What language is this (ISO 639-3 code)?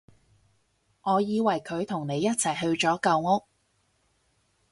yue